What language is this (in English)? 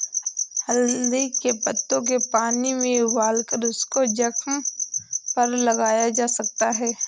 Hindi